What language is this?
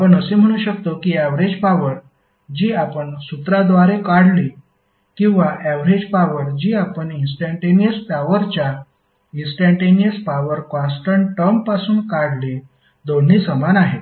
Marathi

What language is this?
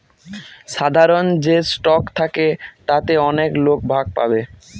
Bangla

